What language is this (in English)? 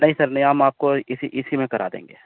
Urdu